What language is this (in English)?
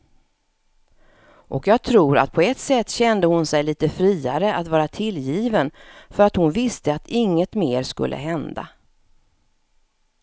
Swedish